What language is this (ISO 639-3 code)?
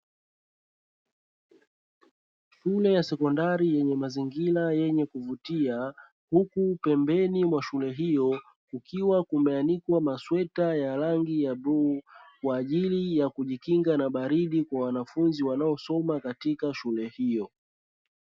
swa